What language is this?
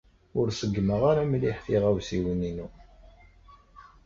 Kabyle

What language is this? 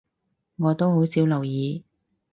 Cantonese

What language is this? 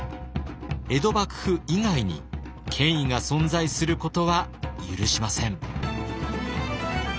Japanese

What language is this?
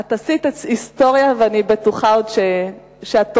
Hebrew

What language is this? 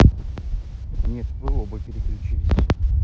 Russian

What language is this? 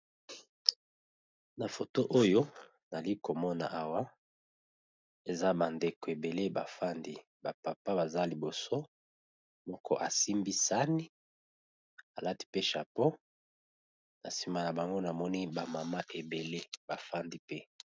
Lingala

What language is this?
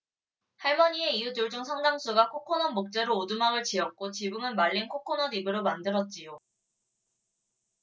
Korean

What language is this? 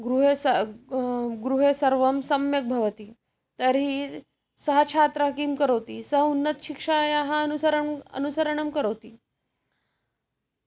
Sanskrit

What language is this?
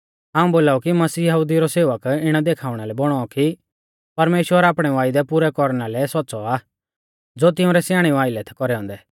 Mahasu Pahari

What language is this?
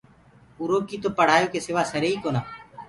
Gurgula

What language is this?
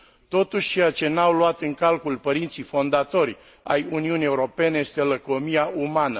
Romanian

